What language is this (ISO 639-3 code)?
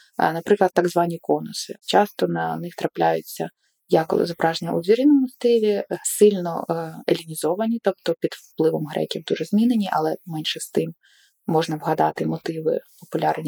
ukr